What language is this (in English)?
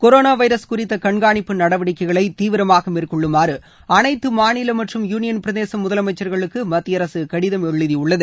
Tamil